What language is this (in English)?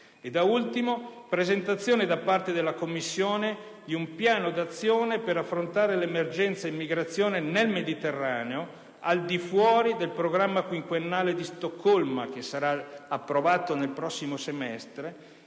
Italian